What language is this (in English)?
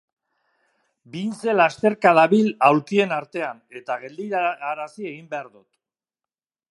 Basque